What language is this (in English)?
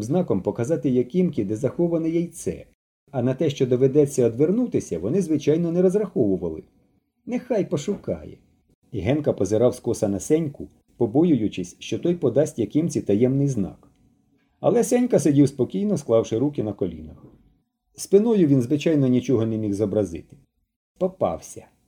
Ukrainian